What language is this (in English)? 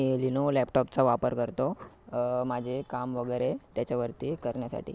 Marathi